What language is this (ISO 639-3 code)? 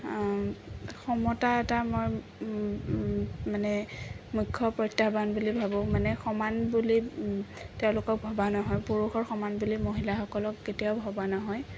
asm